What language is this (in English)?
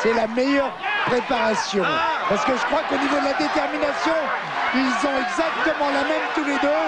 French